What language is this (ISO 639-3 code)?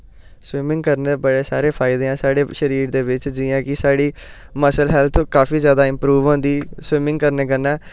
doi